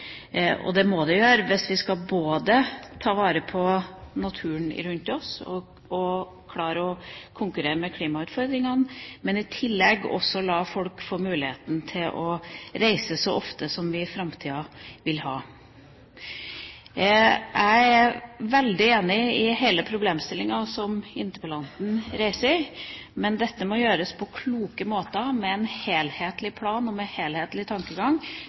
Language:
Norwegian Bokmål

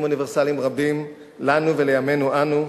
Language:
Hebrew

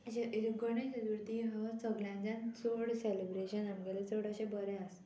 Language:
Konkani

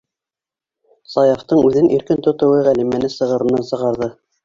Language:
Bashkir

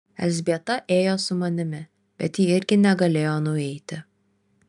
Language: Lithuanian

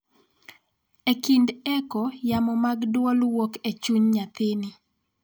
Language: Luo (Kenya and Tanzania)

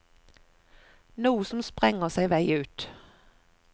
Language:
Norwegian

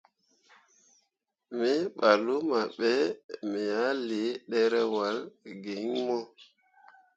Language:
Mundang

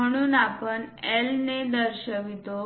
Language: Marathi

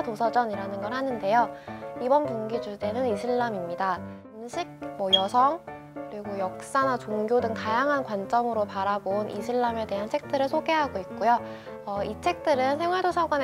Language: Korean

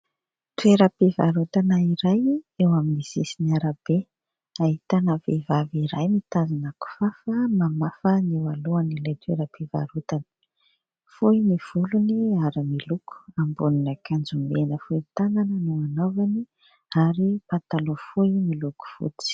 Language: Malagasy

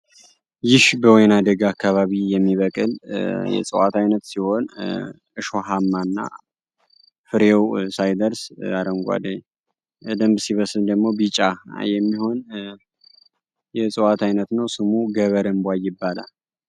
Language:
Amharic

